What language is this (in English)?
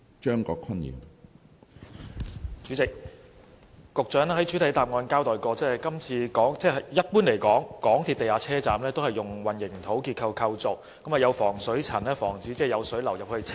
Cantonese